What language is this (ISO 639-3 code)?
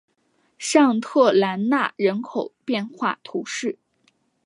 zho